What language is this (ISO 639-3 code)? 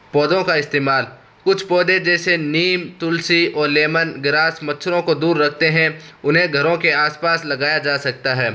urd